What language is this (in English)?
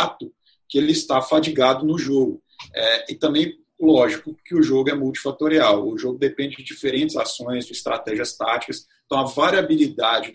Portuguese